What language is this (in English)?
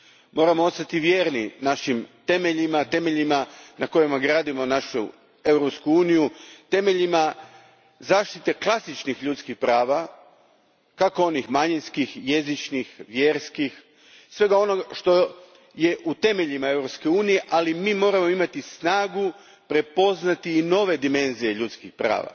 Croatian